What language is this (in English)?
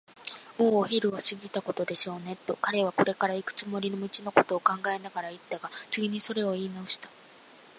Japanese